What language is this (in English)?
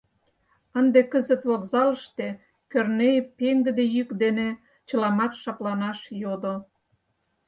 Mari